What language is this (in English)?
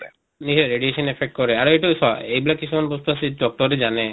Assamese